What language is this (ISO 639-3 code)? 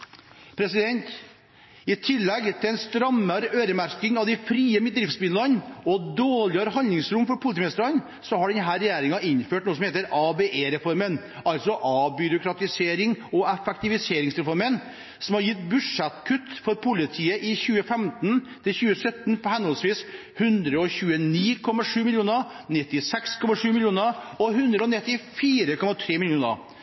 nob